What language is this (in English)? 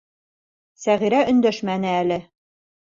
Bashkir